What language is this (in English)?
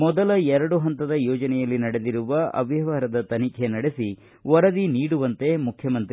Kannada